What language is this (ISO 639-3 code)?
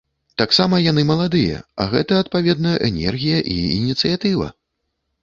bel